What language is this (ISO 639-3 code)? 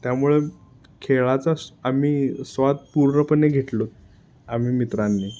mar